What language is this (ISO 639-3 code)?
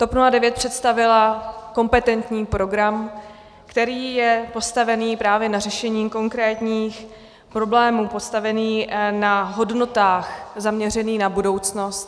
ces